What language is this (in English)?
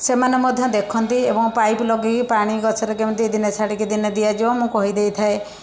Odia